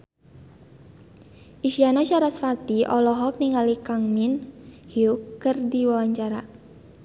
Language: Sundanese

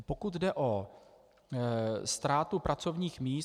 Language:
Czech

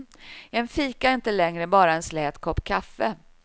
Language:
Swedish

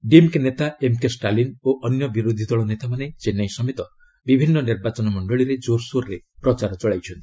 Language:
Odia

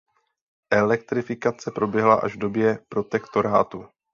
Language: Czech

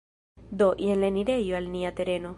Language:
Esperanto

